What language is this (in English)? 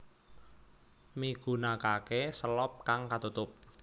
Javanese